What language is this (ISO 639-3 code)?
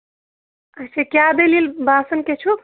kas